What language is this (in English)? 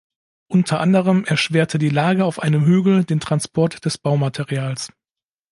German